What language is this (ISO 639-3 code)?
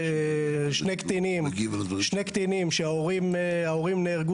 heb